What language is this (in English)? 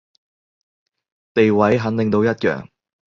Cantonese